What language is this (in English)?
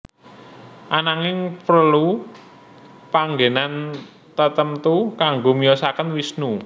Javanese